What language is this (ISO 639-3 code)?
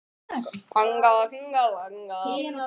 isl